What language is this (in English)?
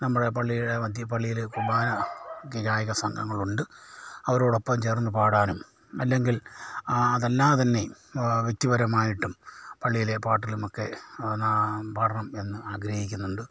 Malayalam